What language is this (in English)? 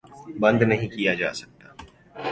Urdu